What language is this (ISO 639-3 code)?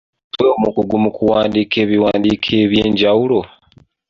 lug